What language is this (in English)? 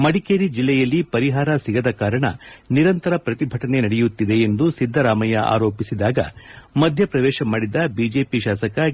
Kannada